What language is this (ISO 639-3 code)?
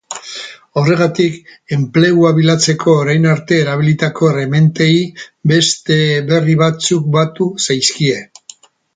eus